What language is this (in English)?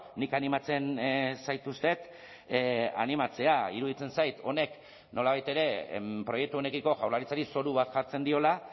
Basque